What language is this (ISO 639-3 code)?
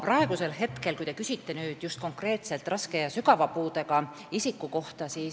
est